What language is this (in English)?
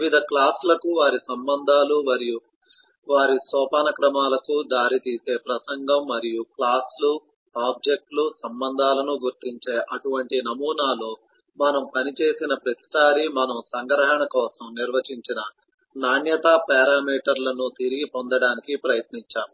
Telugu